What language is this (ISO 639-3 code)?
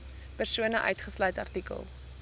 afr